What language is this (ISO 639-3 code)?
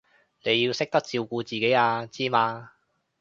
yue